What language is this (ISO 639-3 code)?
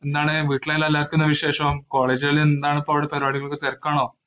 mal